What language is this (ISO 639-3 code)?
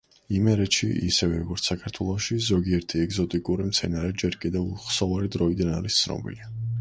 kat